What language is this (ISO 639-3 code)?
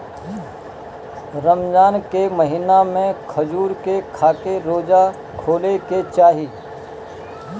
bho